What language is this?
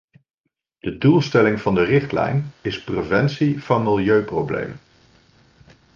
Dutch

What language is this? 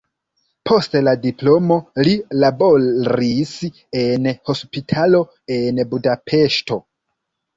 Esperanto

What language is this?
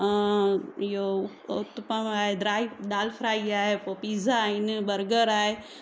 Sindhi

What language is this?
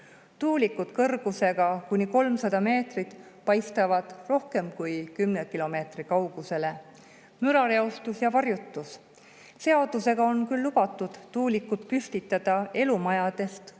Estonian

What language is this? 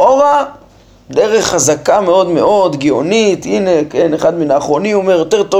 Hebrew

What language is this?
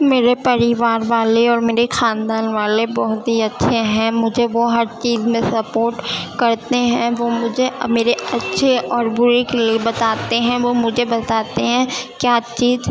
Urdu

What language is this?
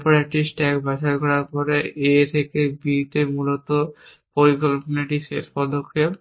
Bangla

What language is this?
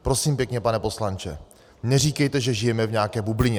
Czech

